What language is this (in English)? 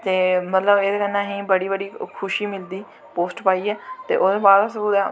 Dogri